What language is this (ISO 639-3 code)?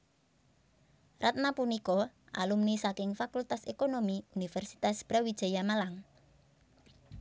jav